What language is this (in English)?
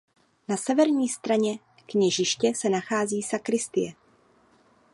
Czech